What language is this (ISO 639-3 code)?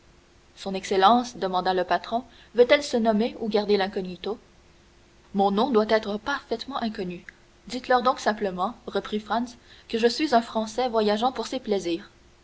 fra